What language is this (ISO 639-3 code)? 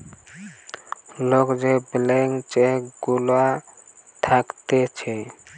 ben